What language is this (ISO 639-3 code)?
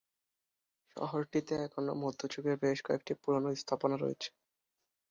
ben